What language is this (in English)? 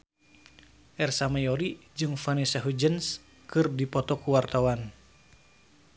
Sundanese